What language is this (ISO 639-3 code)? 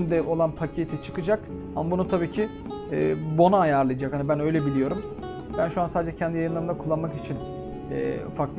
tur